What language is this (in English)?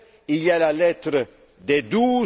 French